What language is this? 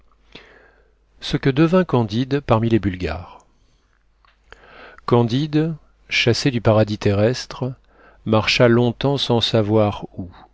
French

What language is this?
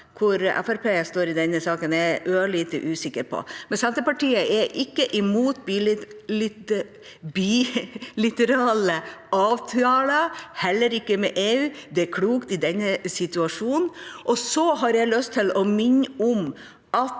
Norwegian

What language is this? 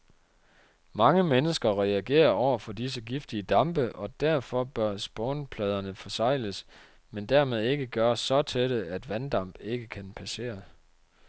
Danish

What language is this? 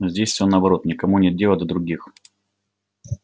Russian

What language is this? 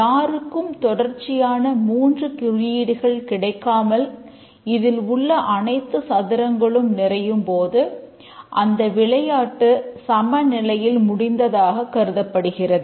Tamil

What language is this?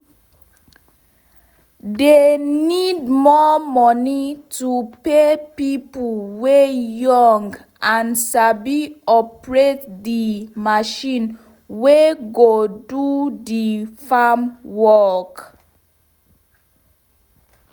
Nigerian Pidgin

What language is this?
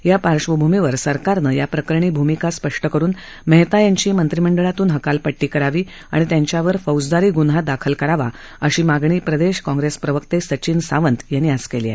Marathi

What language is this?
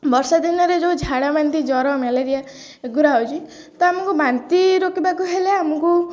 Odia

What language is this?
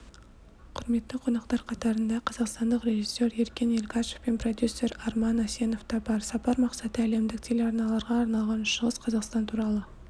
Kazakh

